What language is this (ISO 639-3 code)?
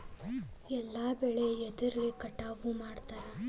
kan